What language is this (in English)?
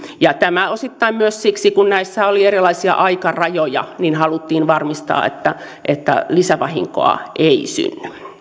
Finnish